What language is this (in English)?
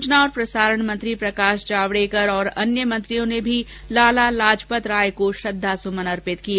Hindi